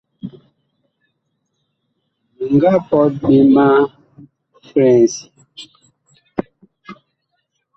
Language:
Bakoko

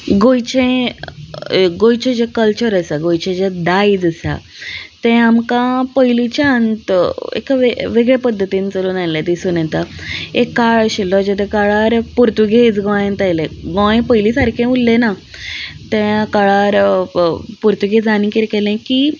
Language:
Konkani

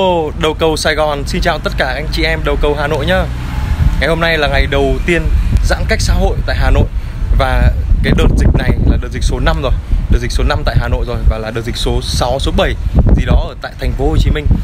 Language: Vietnamese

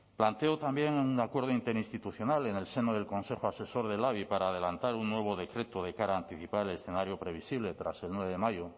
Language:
Spanish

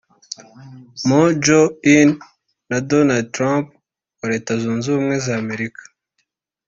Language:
Kinyarwanda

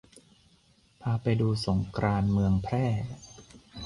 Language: Thai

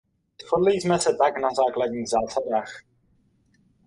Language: Czech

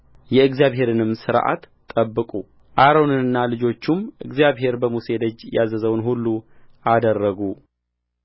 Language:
Amharic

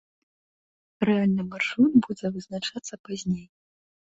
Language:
Belarusian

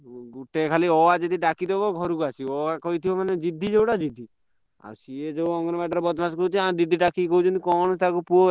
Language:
Odia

